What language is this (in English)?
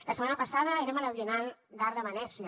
Catalan